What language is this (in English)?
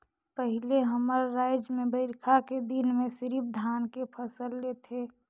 Chhattisgarhi